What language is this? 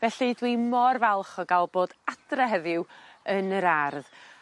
Welsh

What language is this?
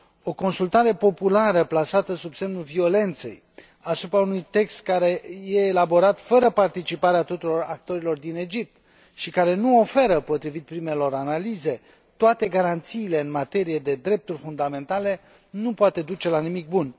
Romanian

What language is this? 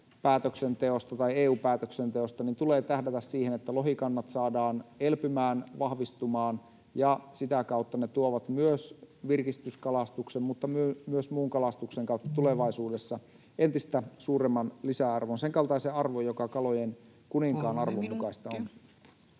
Finnish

